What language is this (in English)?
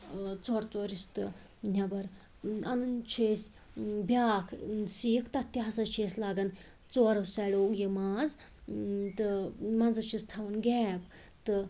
Kashmiri